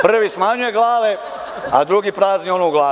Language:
Serbian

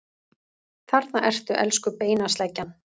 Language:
Icelandic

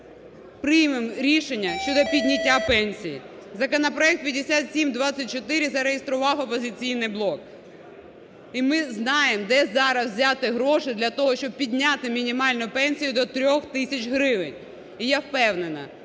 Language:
Ukrainian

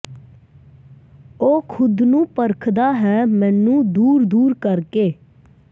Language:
Punjabi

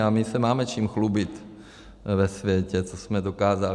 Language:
Czech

